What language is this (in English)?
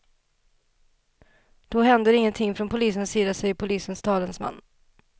Swedish